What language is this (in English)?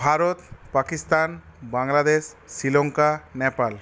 Bangla